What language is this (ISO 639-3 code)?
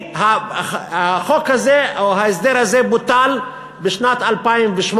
heb